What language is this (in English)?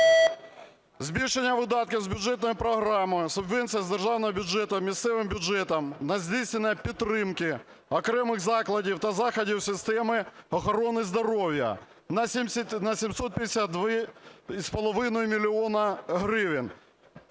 Ukrainian